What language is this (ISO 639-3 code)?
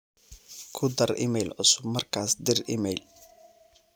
som